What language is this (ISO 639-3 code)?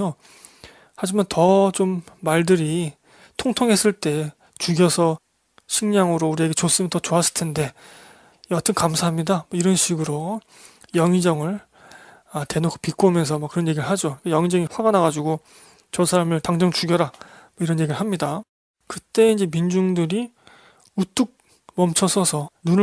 kor